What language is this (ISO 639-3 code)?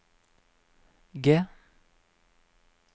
nor